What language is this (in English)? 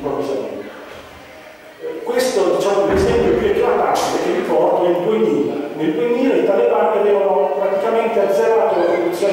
Italian